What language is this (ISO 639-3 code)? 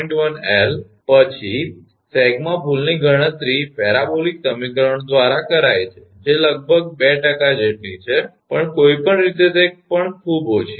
guj